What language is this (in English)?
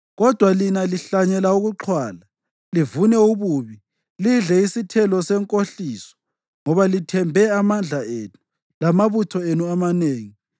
North Ndebele